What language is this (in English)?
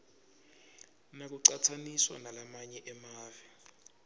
Swati